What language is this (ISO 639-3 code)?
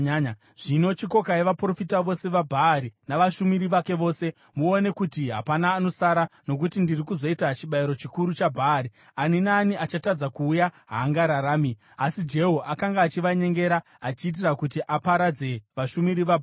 sna